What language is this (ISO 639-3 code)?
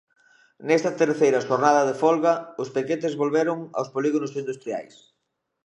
glg